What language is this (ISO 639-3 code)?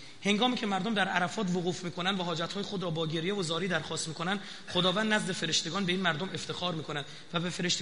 fas